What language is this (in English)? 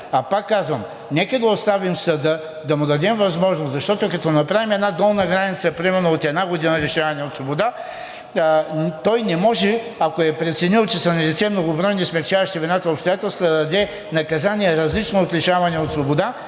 Bulgarian